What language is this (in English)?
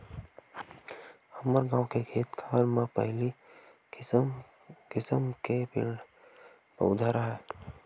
Chhattisgarhi